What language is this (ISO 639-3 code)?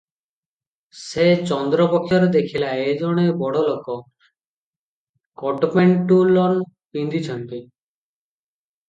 ori